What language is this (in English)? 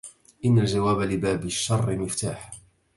Arabic